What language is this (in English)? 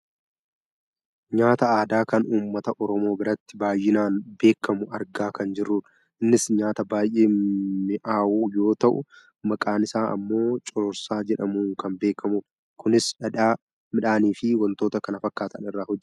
Oromo